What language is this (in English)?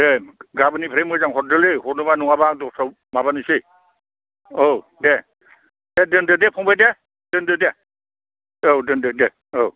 Bodo